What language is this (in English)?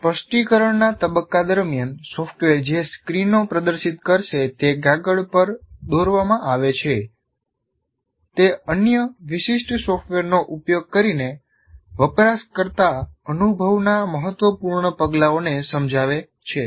Gujarati